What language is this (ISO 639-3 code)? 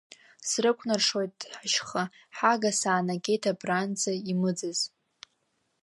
abk